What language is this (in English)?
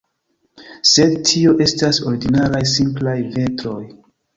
Esperanto